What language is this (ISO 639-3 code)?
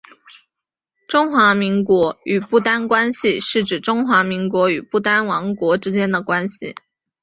zho